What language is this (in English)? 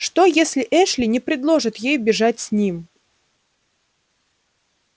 Russian